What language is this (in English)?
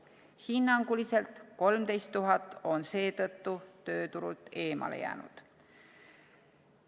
Estonian